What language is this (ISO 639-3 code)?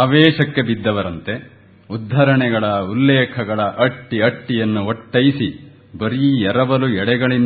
kan